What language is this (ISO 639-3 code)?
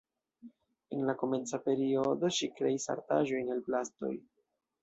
epo